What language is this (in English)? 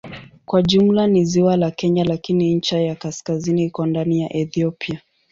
Swahili